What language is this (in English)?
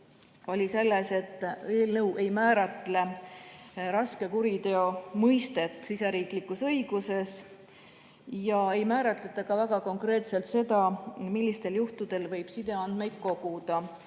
Estonian